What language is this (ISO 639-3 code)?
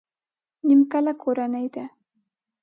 pus